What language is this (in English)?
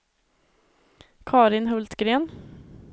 Swedish